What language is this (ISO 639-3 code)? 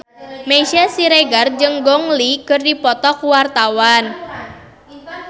sun